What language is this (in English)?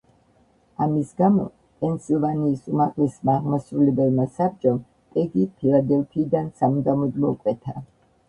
Georgian